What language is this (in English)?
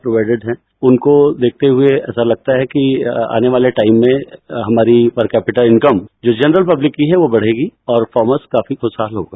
Hindi